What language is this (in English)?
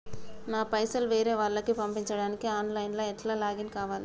Telugu